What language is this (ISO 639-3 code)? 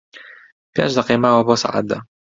ckb